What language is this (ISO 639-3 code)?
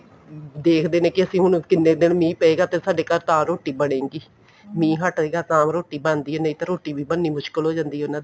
pan